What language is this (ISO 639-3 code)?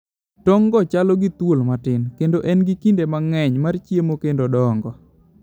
luo